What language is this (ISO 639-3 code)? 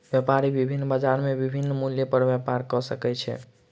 mai